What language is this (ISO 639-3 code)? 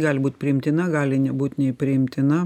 lit